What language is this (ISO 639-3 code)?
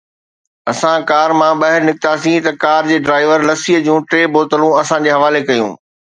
snd